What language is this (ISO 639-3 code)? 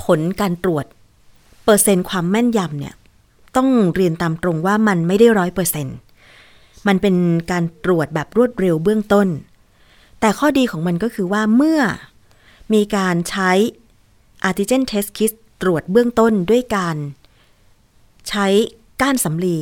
tha